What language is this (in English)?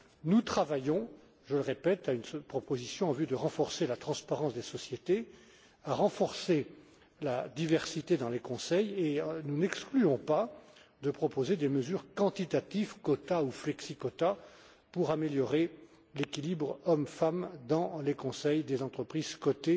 French